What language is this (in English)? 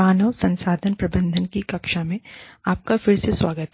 Hindi